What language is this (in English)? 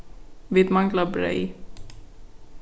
Faroese